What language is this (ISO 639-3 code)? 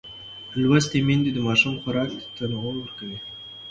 pus